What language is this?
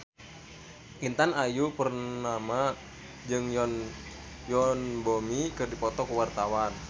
Sundanese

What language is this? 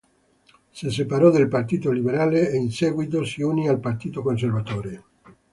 Italian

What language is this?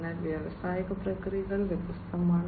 Malayalam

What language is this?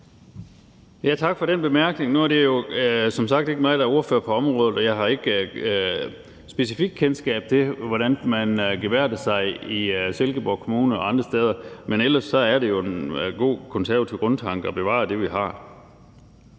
Danish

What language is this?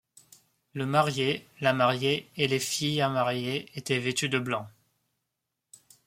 French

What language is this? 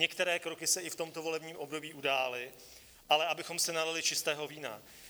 Czech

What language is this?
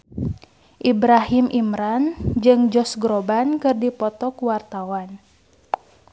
Sundanese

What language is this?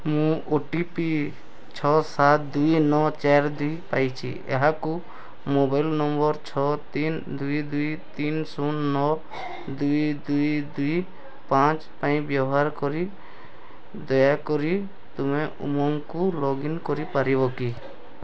Odia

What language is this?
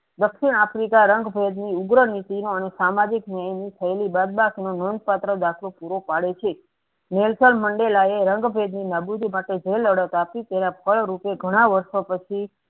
Gujarati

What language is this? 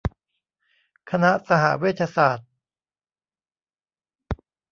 Thai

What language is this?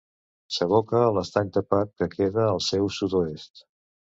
Catalan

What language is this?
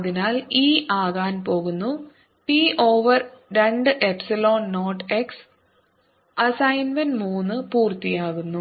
Malayalam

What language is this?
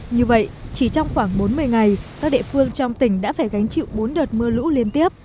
Vietnamese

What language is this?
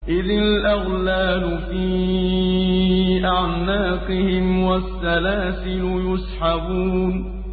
Arabic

